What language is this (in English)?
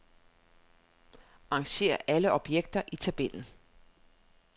Danish